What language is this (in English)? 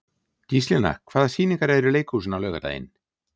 Icelandic